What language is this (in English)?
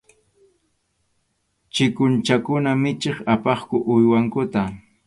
Arequipa-La Unión Quechua